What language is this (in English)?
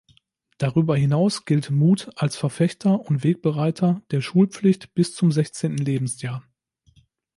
German